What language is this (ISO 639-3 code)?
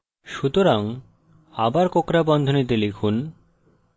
ben